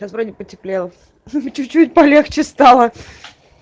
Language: Russian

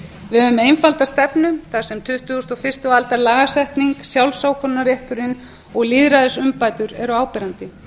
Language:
Icelandic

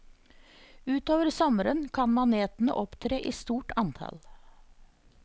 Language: Norwegian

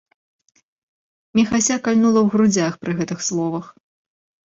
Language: Belarusian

